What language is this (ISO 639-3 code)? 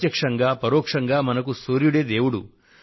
tel